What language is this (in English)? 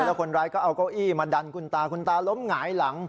Thai